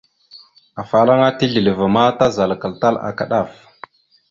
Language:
Mada (Cameroon)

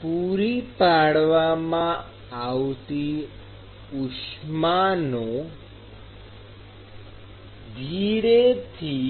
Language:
Gujarati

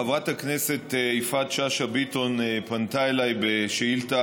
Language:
Hebrew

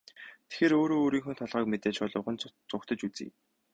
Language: Mongolian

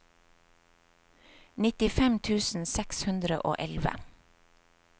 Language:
Norwegian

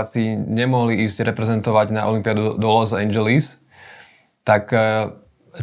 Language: Slovak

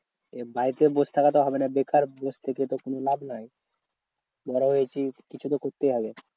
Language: Bangla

